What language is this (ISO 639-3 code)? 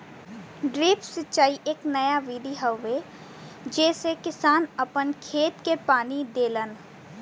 bho